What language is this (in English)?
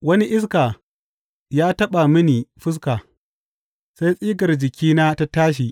Hausa